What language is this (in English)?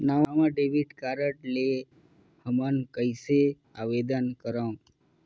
Chhattisgarhi